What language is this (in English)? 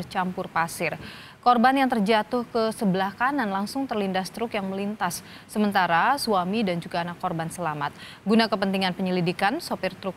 Indonesian